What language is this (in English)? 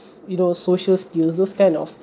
English